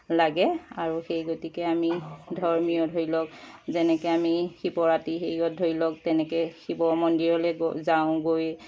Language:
Assamese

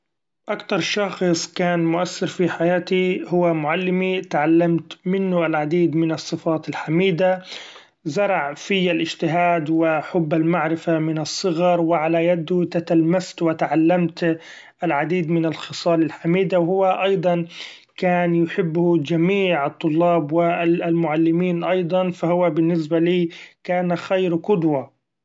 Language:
Gulf Arabic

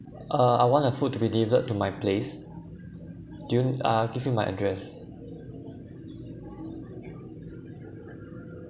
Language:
English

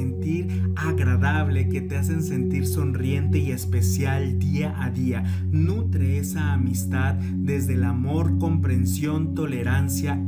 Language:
Spanish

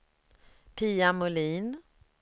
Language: Swedish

